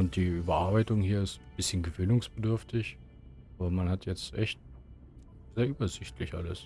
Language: German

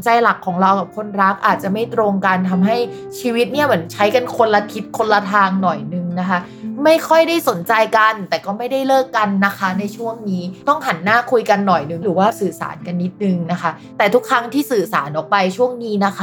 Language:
Thai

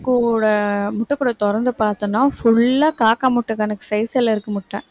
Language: Tamil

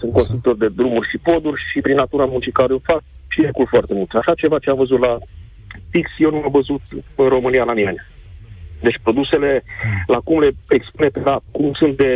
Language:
Romanian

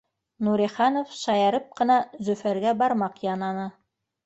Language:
Bashkir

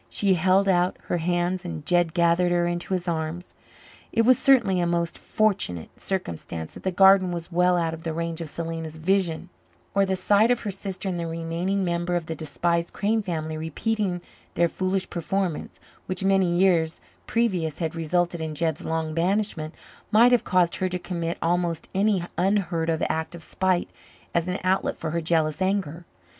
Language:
English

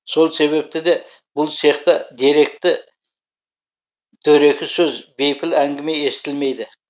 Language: Kazakh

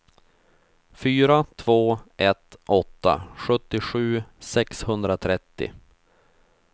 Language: Swedish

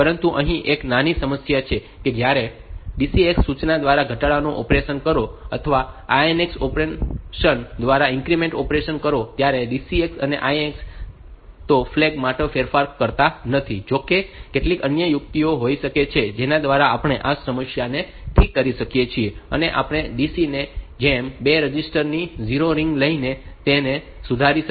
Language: Gujarati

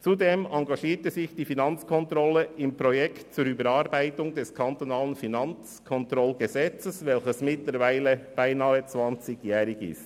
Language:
Swiss German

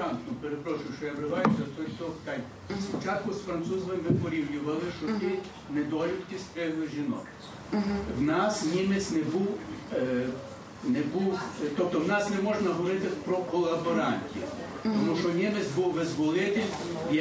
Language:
Ukrainian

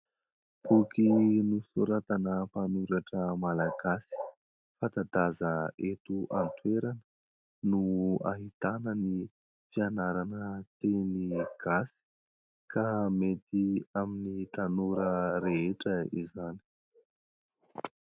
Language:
Malagasy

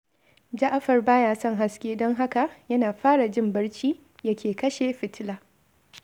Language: Hausa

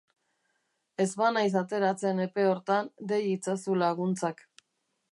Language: Basque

